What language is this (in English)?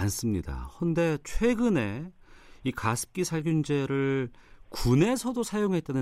Korean